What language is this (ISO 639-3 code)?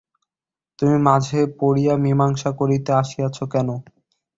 ben